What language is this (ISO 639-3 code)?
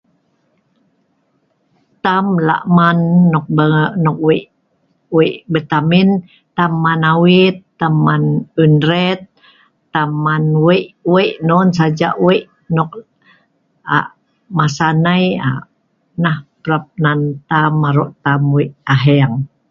snv